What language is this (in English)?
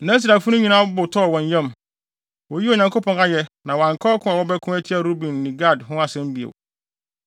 Akan